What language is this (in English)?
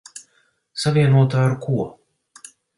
Latvian